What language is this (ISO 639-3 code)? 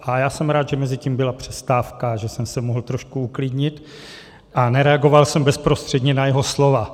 ces